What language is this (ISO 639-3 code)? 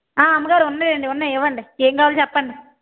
tel